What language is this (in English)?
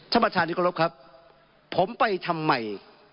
Thai